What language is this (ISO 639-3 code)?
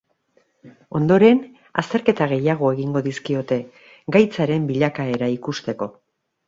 eus